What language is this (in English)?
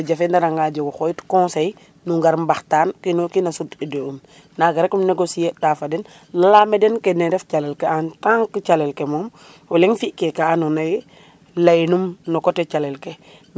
Serer